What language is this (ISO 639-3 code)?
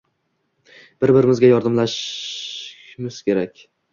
uzb